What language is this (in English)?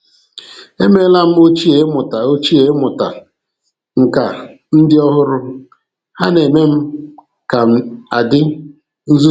Igbo